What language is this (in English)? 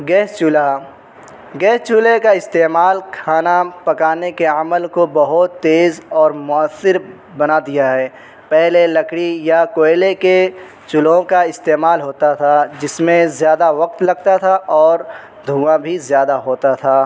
Urdu